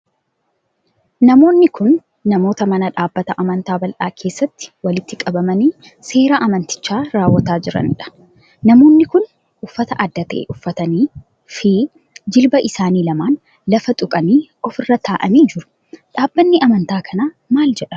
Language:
Oromo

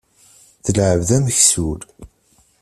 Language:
Kabyle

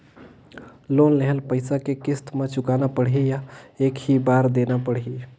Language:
Chhattisgarhi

